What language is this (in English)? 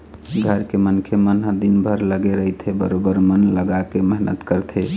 Chhattisgarhi